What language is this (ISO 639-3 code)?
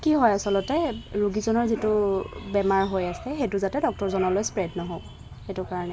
asm